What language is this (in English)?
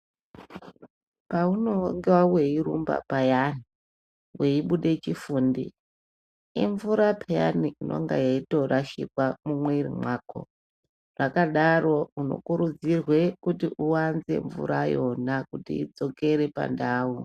Ndau